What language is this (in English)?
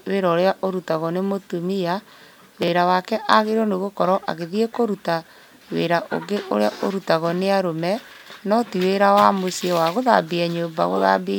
Kikuyu